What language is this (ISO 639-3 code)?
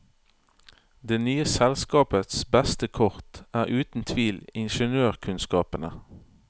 nor